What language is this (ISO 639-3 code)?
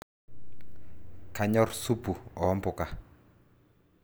mas